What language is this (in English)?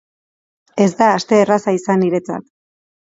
Basque